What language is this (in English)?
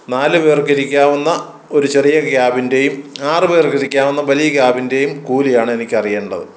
Malayalam